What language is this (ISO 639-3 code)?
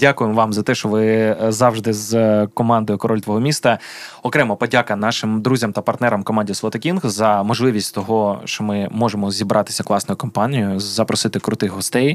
ukr